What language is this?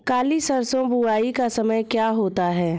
Hindi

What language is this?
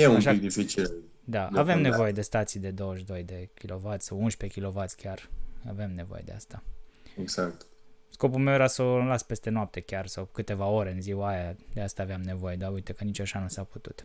Romanian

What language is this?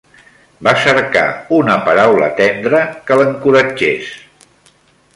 Catalan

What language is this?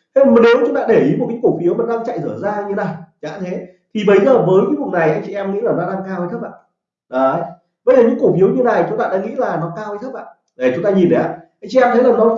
Vietnamese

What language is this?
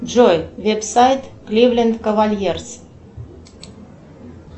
Russian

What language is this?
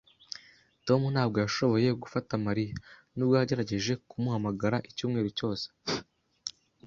Kinyarwanda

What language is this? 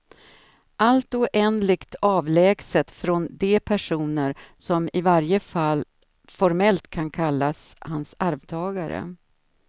Swedish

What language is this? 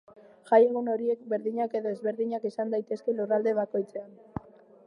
Basque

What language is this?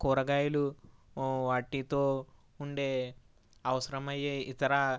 Telugu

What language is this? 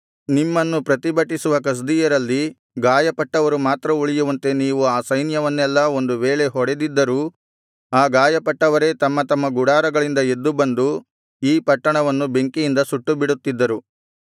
Kannada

